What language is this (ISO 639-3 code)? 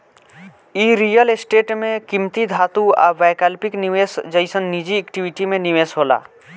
bho